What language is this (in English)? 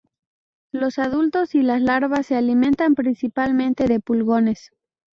Spanish